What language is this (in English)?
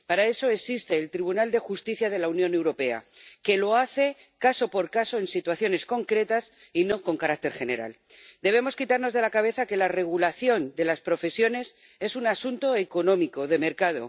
Spanish